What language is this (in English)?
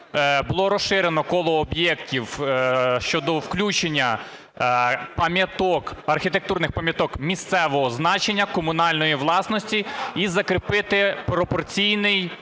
Ukrainian